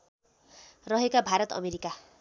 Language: Nepali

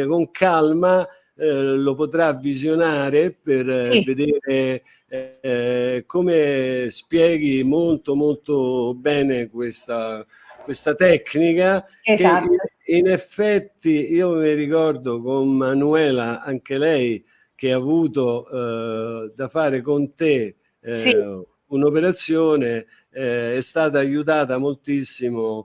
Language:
Italian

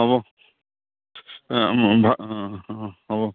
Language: Assamese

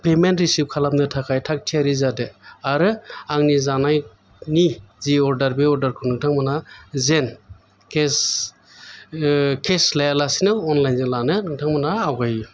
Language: Bodo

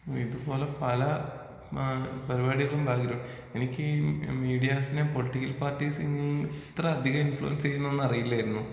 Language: Malayalam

